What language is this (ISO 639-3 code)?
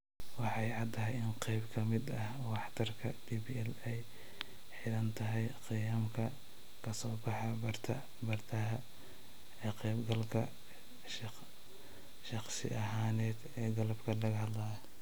som